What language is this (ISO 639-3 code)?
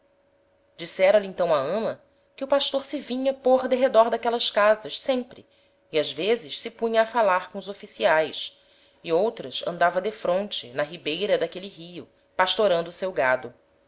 por